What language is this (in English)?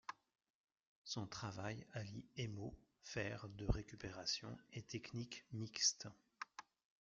French